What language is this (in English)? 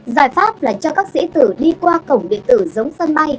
Vietnamese